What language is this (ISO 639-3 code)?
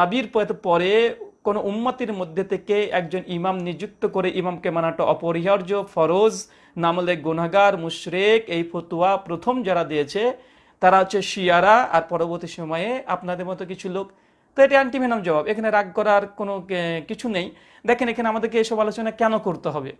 ben